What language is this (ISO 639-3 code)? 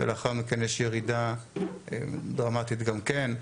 heb